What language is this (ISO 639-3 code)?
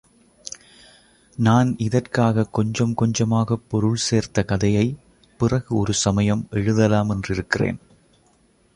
tam